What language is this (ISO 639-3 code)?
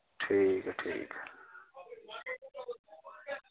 doi